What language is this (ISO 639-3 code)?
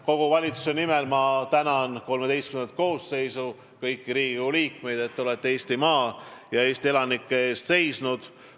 est